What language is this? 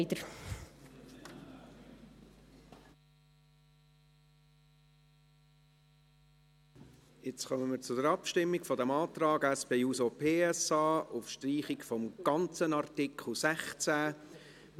Swiss German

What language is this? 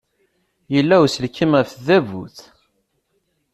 Kabyle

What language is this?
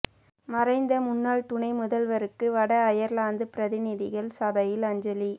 Tamil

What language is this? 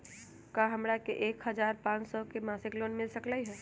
Magahi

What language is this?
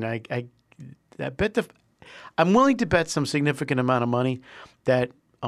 English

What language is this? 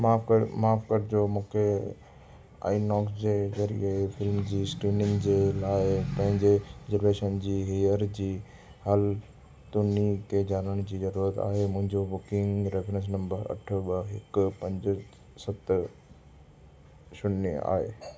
Sindhi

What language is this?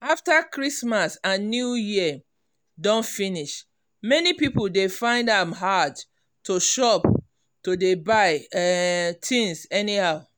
Nigerian Pidgin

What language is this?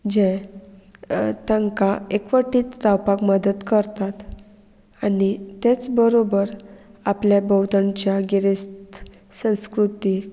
Konkani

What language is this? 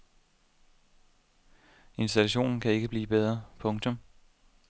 Danish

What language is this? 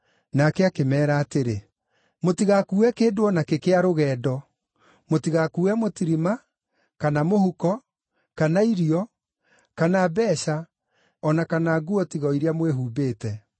Kikuyu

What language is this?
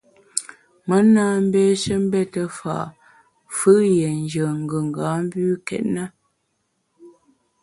Bamun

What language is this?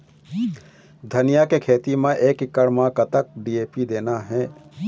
Chhattisgarhi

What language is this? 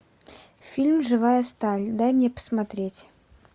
Russian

